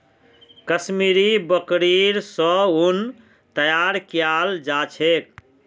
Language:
Magahi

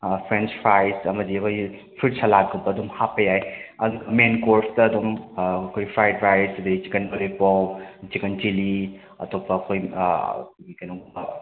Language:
Manipuri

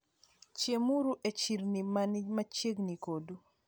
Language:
Luo (Kenya and Tanzania)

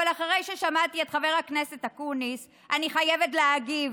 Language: Hebrew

